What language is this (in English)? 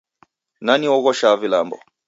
Taita